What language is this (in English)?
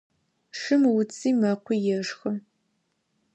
Adyghe